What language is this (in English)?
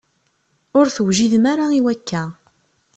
Kabyle